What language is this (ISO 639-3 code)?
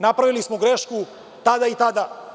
srp